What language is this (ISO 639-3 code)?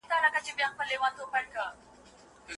pus